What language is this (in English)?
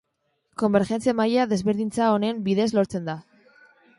Basque